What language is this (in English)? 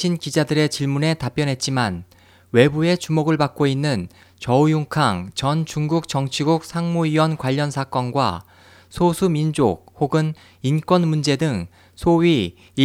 Korean